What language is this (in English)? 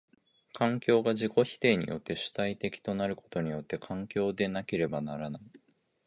Japanese